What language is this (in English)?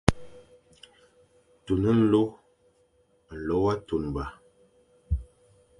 Fang